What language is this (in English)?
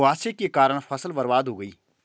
Hindi